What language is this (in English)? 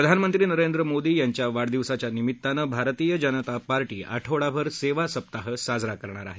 Marathi